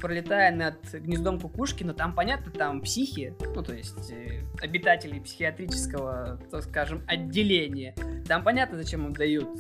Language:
Russian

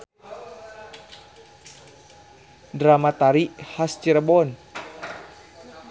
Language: Sundanese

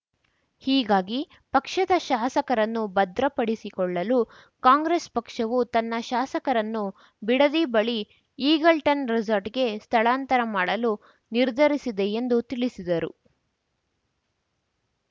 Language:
Kannada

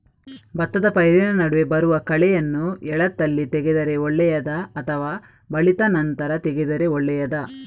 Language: Kannada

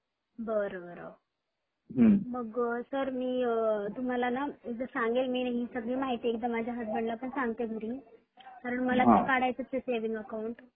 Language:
Marathi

